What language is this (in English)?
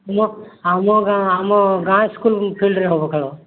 Odia